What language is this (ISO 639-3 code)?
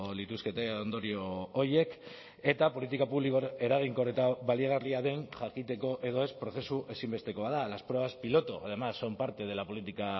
eus